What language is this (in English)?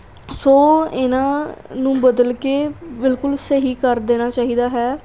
Punjabi